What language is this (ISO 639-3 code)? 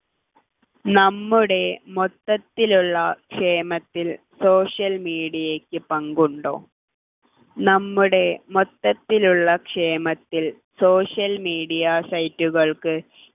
mal